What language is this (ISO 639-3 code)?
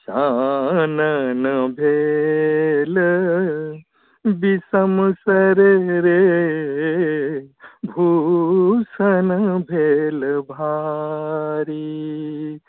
mai